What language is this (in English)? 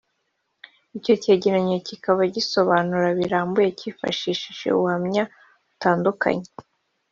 Kinyarwanda